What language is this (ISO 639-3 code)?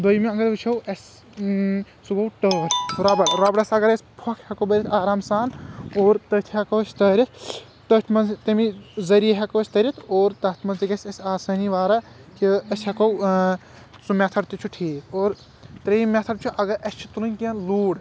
kas